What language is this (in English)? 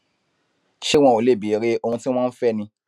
Yoruba